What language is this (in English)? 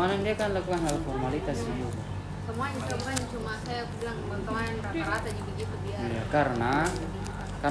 Indonesian